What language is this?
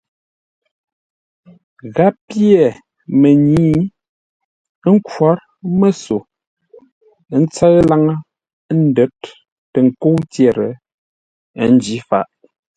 Ngombale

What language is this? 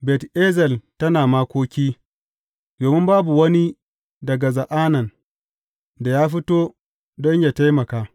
Hausa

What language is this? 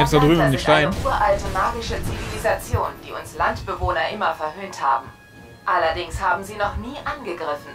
German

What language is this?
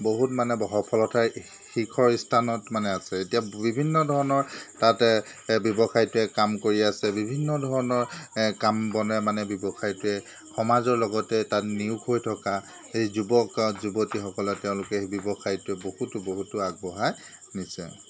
Assamese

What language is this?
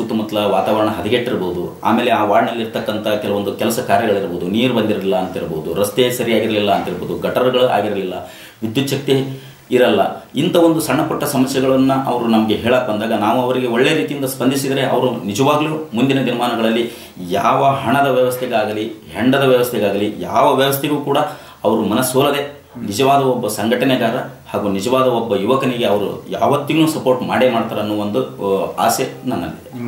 Kannada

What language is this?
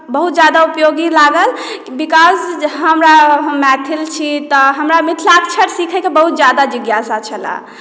Maithili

